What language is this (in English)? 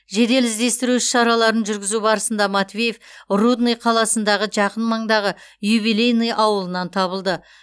Kazakh